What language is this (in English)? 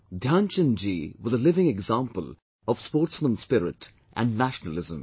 English